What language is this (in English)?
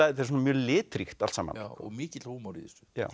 Icelandic